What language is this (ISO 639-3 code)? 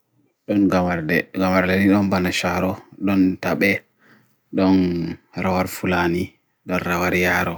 fui